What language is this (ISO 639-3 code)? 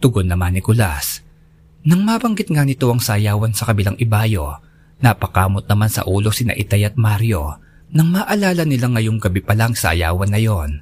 fil